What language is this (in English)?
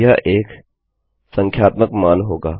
Hindi